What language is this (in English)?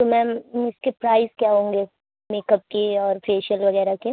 Urdu